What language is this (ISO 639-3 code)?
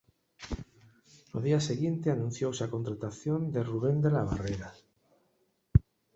glg